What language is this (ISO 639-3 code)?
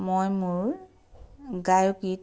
asm